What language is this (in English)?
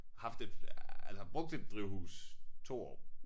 Danish